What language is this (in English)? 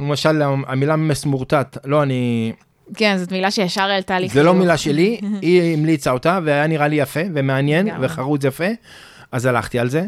Hebrew